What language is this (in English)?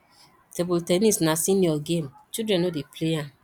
Nigerian Pidgin